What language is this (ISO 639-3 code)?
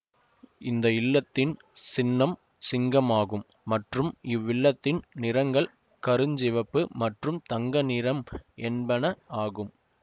tam